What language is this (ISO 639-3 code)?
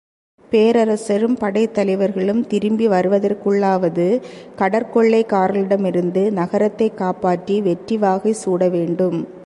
tam